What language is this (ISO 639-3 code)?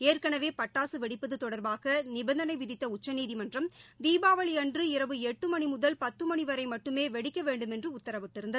tam